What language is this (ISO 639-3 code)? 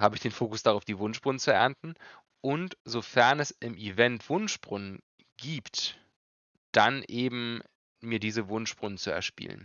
deu